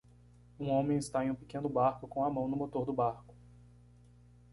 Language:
Portuguese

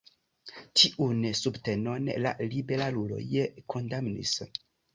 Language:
Esperanto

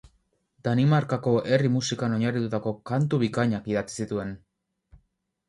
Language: Basque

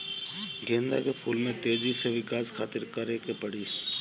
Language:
Bhojpuri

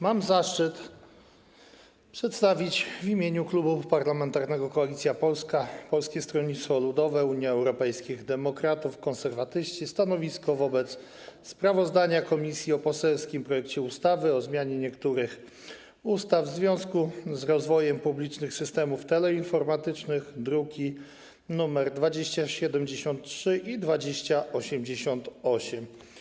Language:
Polish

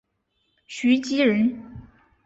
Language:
Chinese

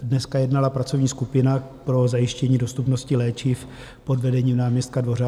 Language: Czech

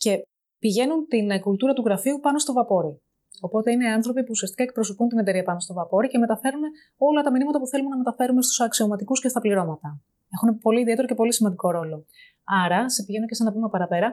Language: Greek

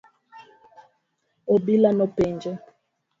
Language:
Luo (Kenya and Tanzania)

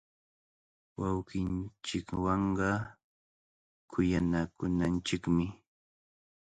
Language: Cajatambo North Lima Quechua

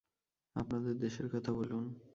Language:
Bangla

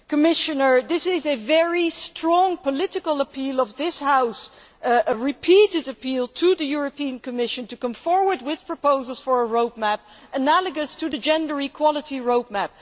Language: English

